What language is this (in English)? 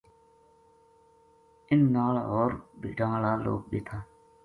Gujari